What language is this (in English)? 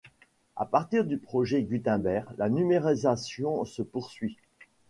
French